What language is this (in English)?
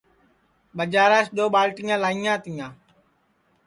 Sansi